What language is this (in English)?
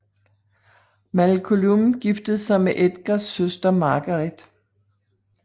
Danish